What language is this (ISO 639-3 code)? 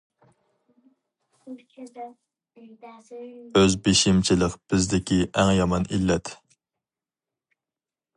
uig